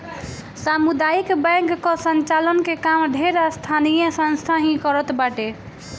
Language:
Bhojpuri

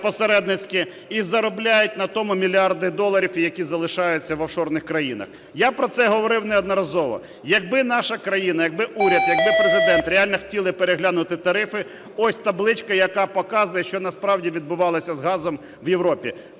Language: Ukrainian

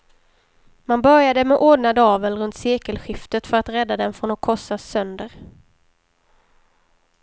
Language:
Swedish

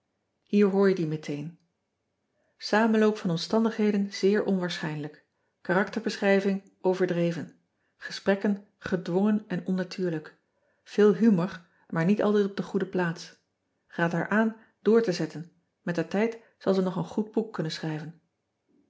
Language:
Dutch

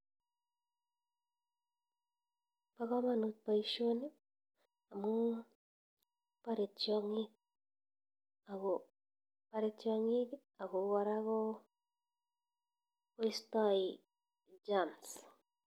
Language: Kalenjin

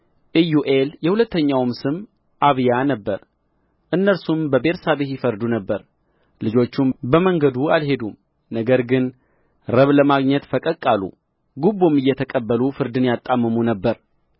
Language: Amharic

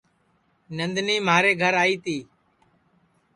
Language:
Sansi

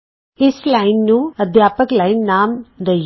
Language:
Punjabi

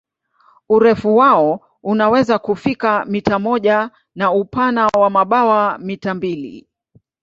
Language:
Swahili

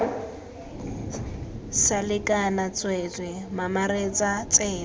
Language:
Tswana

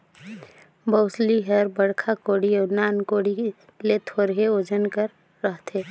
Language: Chhattisgarhi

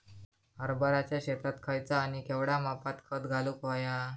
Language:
Marathi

